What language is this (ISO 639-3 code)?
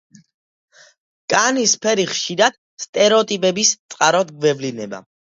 kat